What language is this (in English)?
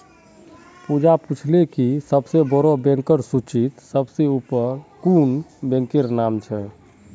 Magahi